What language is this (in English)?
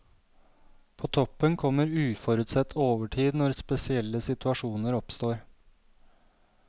Norwegian